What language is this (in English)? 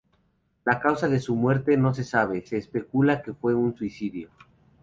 Spanish